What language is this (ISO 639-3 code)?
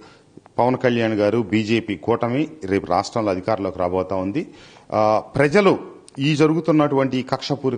tel